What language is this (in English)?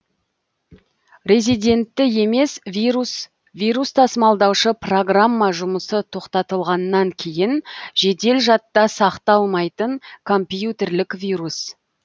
Kazakh